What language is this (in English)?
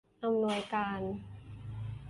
Thai